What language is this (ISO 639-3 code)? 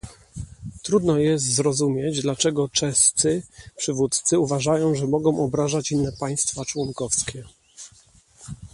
pol